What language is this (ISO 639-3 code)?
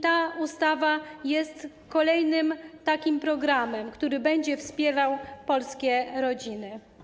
pol